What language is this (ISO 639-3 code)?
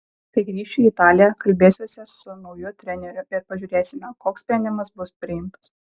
lit